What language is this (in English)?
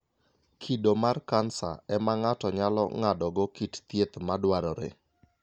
Luo (Kenya and Tanzania)